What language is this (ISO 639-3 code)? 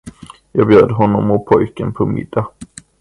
swe